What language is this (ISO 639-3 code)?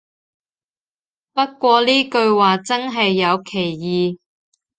yue